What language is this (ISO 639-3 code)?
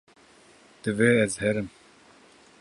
kur